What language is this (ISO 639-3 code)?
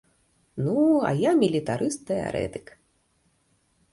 bel